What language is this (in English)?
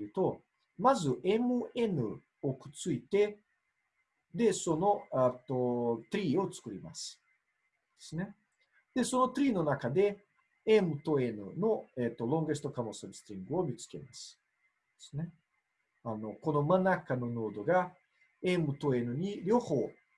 Japanese